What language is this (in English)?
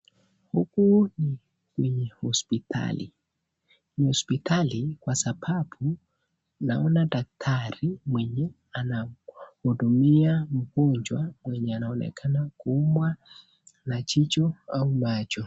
Swahili